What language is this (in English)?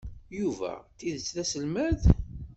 Kabyle